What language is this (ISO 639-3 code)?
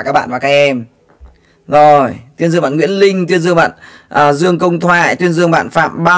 vie